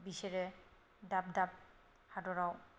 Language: Bodo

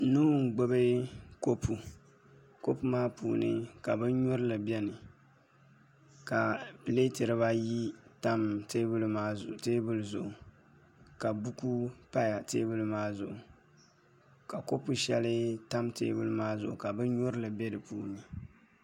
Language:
Dagbani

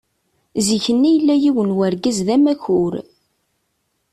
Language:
Kabyle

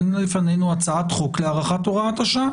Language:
Hebrew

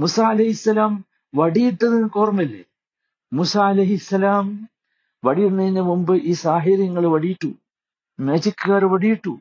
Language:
Malayalam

